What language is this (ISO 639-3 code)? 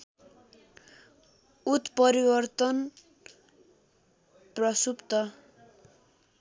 nep